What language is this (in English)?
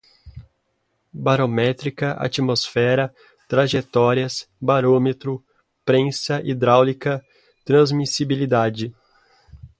Portuguese